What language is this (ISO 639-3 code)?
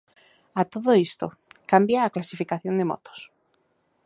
glg